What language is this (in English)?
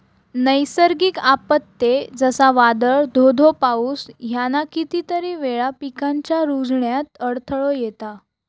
Marathi